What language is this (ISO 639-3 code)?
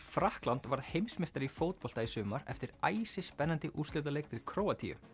isl